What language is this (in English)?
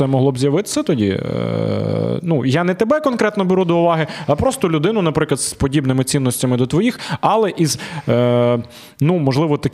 Ukrainian